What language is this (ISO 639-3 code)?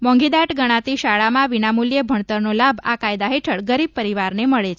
guj